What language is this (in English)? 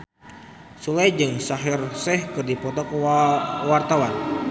Sundanese